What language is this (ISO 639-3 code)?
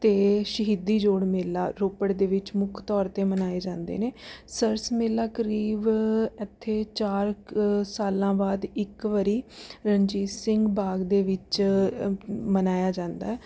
pan